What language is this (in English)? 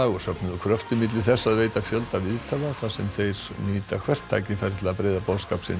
Icelandic